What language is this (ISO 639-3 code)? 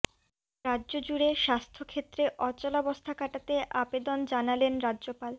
ben